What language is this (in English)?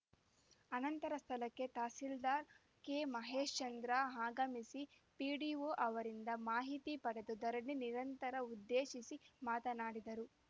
Kannada